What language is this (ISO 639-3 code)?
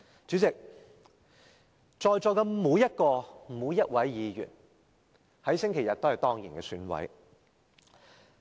yue